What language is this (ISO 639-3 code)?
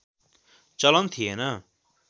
nep